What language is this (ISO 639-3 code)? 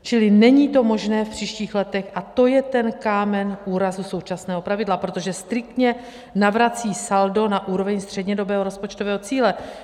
ces